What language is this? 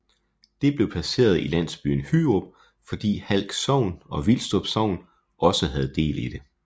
Danish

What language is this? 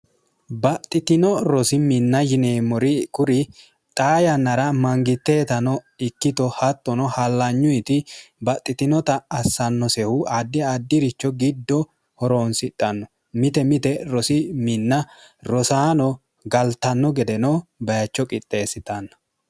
Sidamo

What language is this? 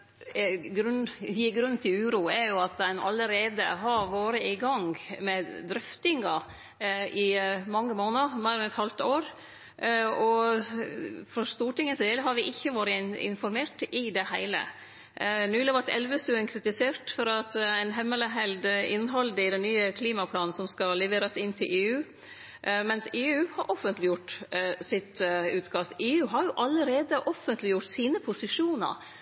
Norwegian Nynorsk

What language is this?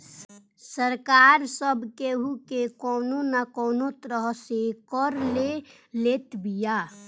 Bhojpuri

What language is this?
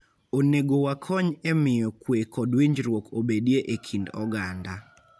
Luo (Kenya and Tanzania)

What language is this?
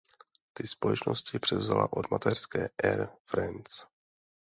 Czech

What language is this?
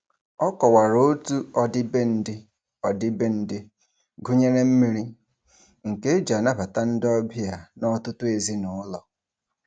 Igbo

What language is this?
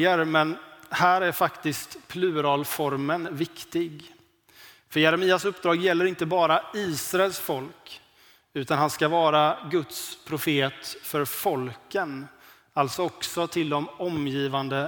Swedish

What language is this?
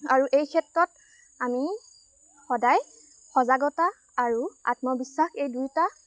Assamese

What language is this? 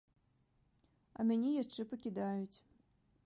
Belarusian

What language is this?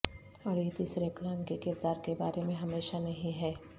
Urdu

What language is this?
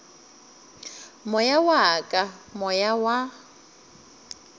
Northern Sotho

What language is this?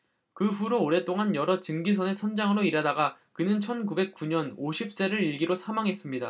Korean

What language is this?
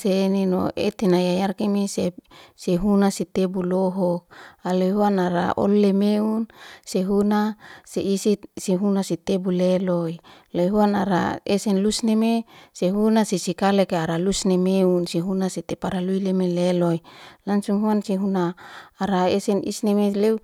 Liana-Seti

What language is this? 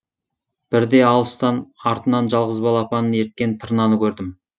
Kazakh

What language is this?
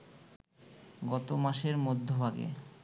Bangla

